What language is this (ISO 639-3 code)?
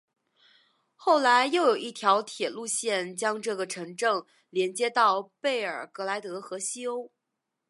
zho